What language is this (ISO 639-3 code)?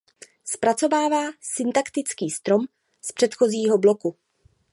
ces